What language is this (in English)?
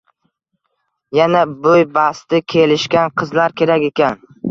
Uzbek